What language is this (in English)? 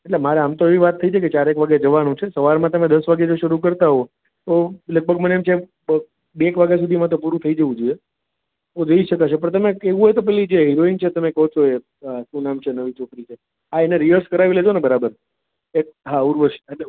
Gujarati